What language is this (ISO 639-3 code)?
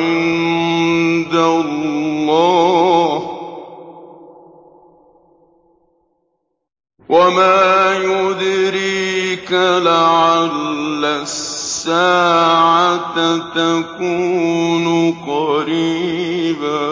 ara